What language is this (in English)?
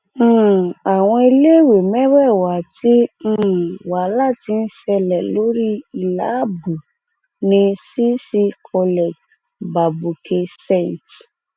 Yoruba